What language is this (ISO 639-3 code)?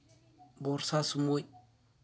sat